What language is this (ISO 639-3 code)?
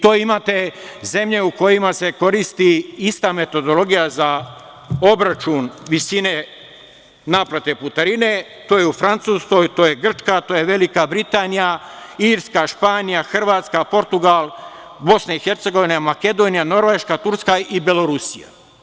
srp